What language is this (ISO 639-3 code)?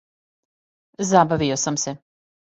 srp